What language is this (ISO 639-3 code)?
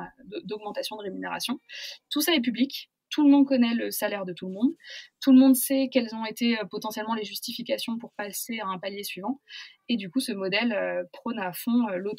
fra